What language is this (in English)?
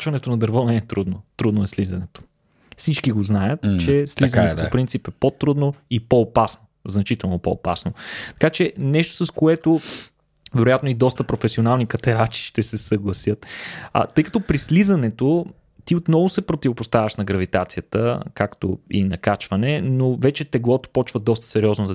Bulgarian